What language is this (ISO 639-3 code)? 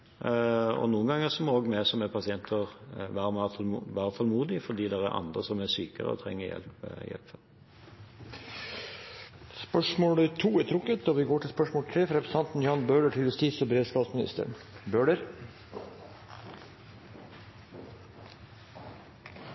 nob